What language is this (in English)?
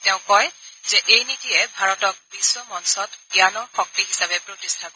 Assamese